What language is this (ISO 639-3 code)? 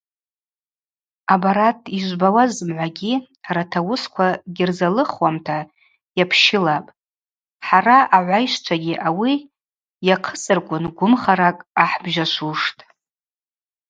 abq